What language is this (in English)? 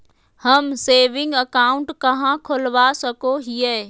Magahi